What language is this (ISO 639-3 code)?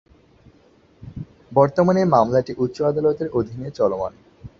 ben